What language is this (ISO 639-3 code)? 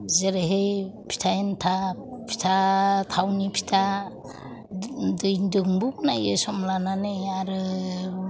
brx